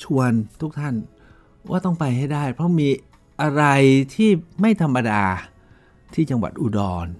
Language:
Thai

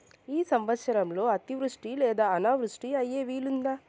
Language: Telugu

